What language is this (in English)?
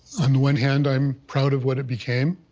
English